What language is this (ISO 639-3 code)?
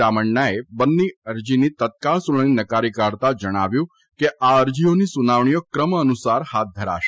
guj